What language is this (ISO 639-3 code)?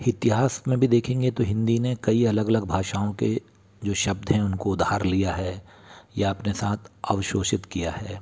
hin